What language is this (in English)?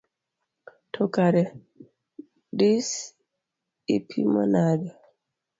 Luo (Kenya and Tanzania)